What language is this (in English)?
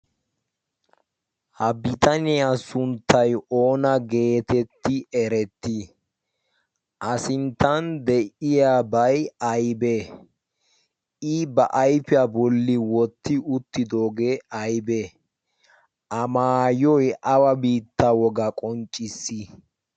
Wolaytta